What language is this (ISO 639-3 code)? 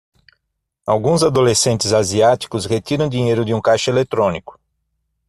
por